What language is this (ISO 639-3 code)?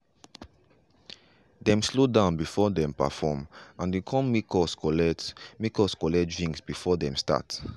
pcm